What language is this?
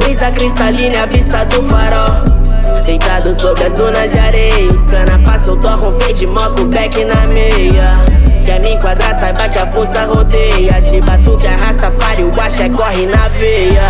Portuguese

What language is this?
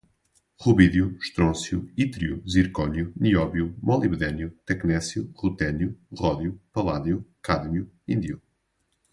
Portuguese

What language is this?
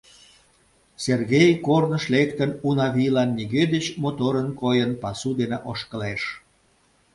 Mari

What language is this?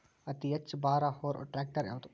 Kannada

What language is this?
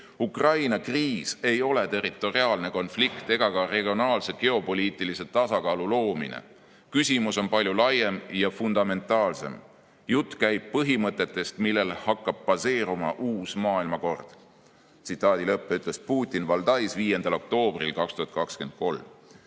Estonian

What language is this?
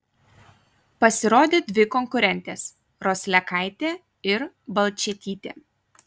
Lithuanian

